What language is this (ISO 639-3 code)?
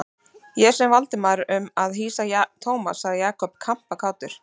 isl